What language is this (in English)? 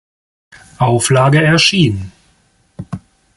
German